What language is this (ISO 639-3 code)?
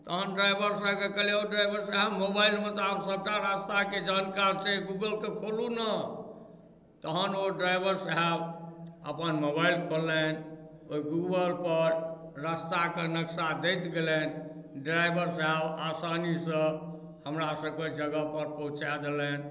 mai